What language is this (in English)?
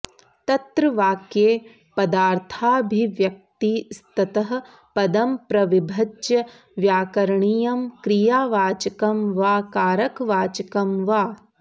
Sanskrit